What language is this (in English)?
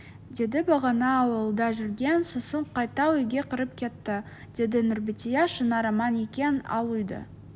Kazakh